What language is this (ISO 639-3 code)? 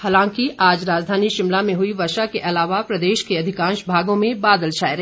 hin